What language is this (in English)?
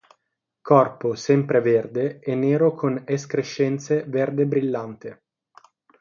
Italian